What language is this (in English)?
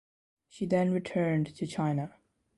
English